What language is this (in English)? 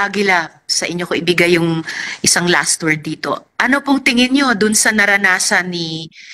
Filipino